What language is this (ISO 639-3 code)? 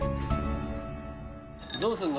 jpn